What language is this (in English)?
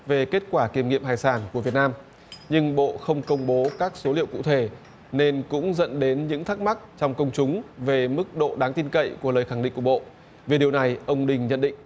Vietnamese